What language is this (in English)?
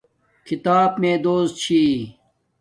Domaaki